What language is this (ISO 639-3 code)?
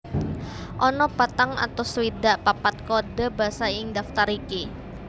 jav